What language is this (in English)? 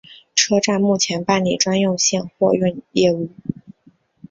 Chinese